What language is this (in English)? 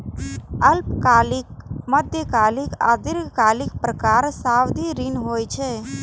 Maithili